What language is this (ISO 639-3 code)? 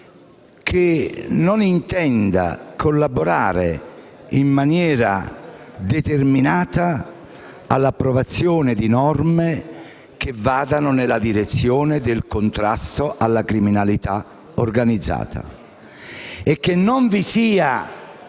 ita